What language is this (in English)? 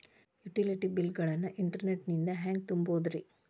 Kannada